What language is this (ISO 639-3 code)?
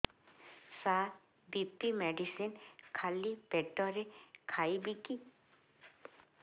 ori